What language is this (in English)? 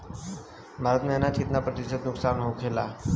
Bhojpuri